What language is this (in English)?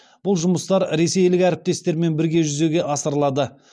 Kazakh